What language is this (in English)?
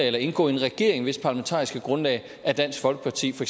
Danish